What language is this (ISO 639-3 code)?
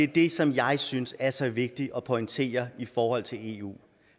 dan